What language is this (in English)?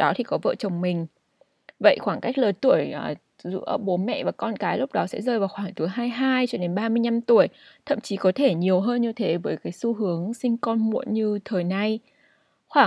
Vietnamese